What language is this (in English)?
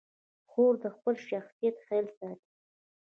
Pashto